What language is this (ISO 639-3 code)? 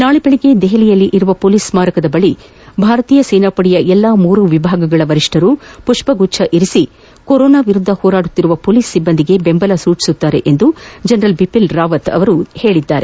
kan